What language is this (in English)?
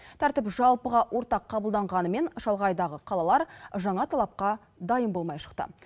Kazakh